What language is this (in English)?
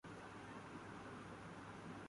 Urdu